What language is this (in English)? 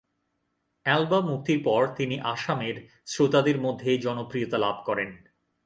Bangla